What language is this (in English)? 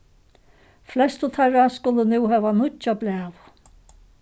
Faroese